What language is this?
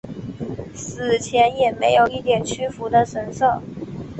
Chinese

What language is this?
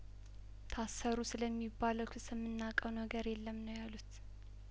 Amharic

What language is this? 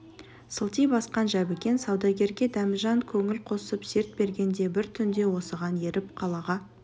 Kazakh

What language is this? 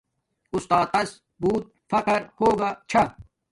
Domaaki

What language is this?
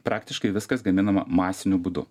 Lithuanian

